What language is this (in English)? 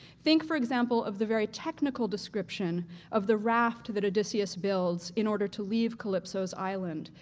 English